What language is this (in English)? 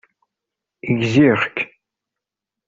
Kabyle